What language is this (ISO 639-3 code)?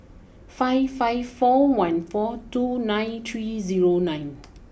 eng